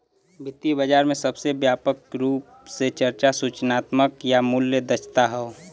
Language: Bhojpuri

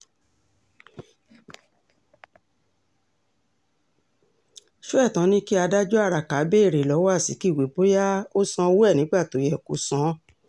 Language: Yoruba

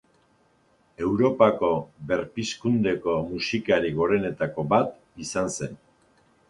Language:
Basque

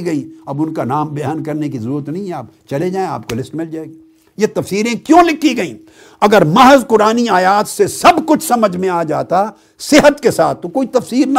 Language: Urdu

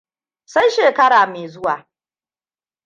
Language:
Hausa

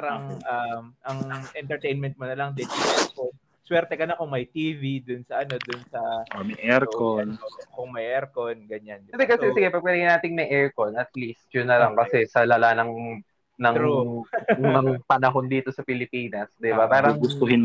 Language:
Filipino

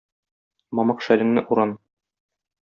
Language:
Tatar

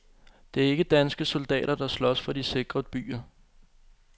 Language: Danish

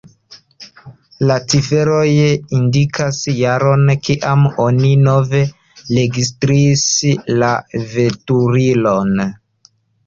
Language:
Esperanto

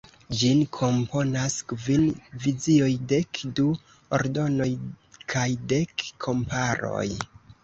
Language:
Esperanto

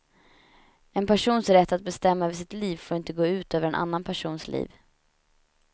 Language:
Swedish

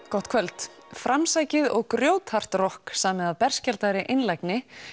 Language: Icelandic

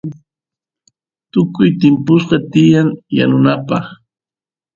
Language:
Santiago del Estero Quichua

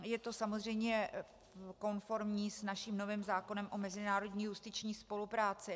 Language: Czech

